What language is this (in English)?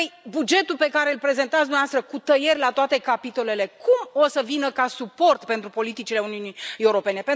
Romanian